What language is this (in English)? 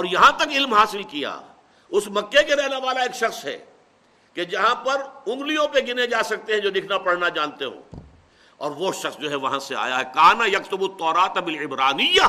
Urdu